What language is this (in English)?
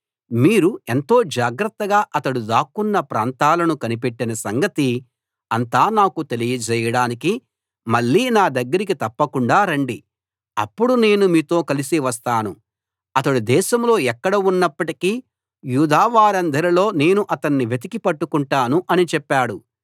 Telugu